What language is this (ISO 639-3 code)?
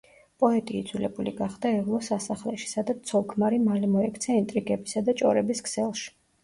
kat